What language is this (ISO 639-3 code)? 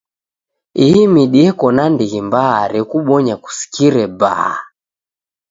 dav